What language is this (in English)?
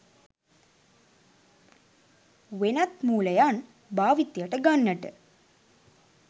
Sinhala